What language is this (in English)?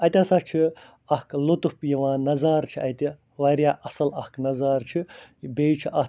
Kashmiri